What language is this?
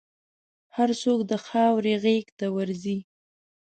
Pashto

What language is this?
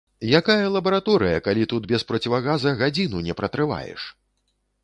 Belarusian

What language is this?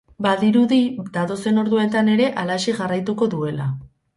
Basque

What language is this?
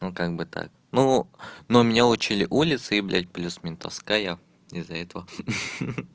Russian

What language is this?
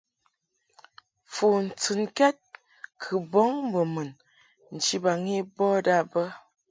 Mungaka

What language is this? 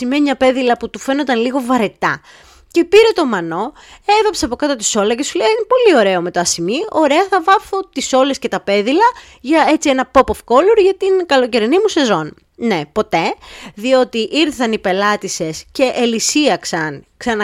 Greek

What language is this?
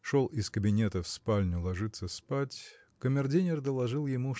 Russian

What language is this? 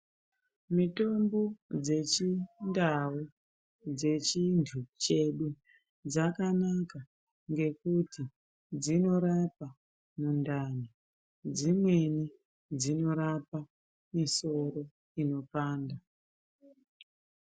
Ndau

